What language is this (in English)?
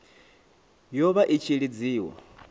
Venda